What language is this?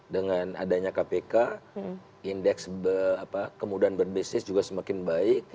Indonesian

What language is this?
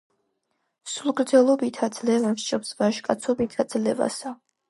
Georgian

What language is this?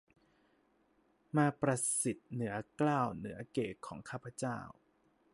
Thai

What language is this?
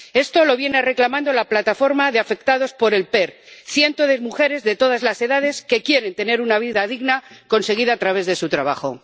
Spanish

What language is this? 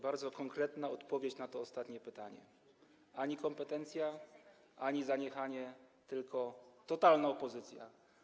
Polish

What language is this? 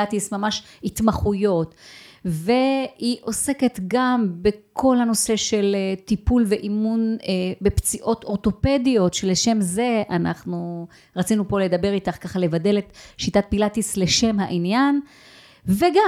Hebrew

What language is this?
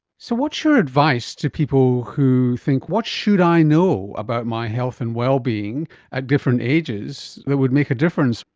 English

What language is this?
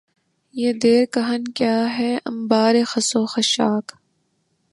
Urdu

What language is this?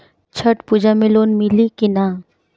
Bhojpuri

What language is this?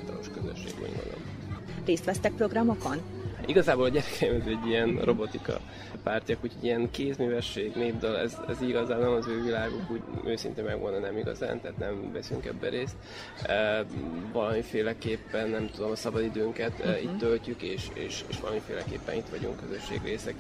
Hungarian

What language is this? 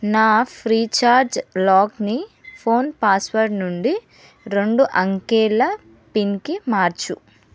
Telugu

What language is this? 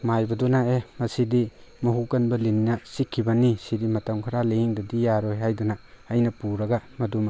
Manipuri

